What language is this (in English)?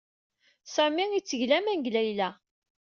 Kabyle